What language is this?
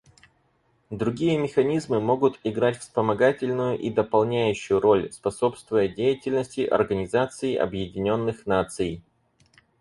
Russian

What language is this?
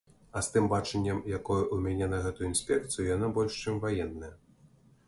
Belarusian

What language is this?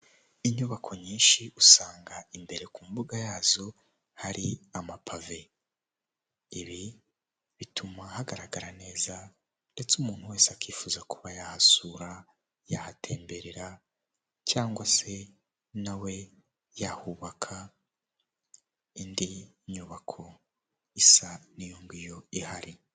Kinyarwanda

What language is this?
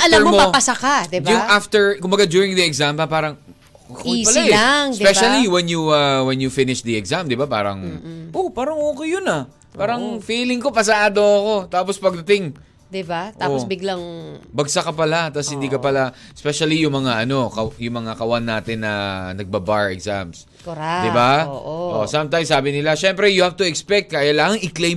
Filipino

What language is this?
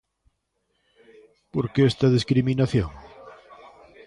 Galician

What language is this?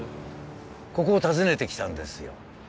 Japanese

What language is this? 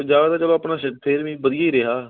Punjabi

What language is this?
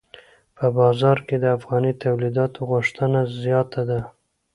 Pashto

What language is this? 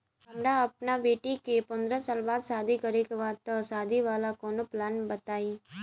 Bhojpuri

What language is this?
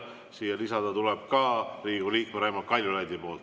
Estonian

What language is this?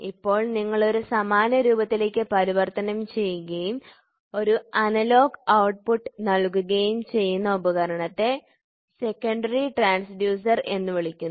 Malayalam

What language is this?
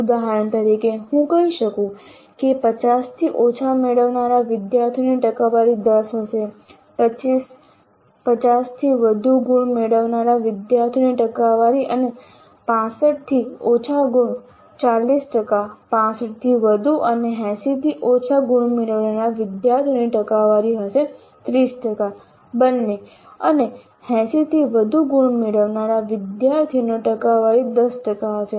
Gujarati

